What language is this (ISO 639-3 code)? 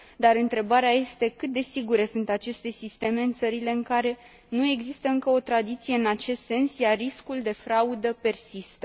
ron